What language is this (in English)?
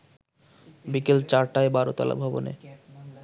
Bangla